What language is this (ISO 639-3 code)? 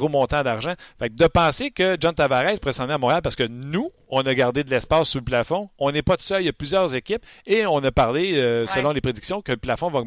fra